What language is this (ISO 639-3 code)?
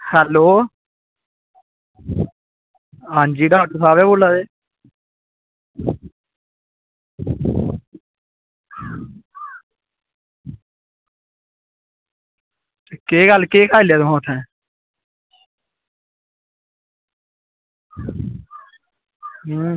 doi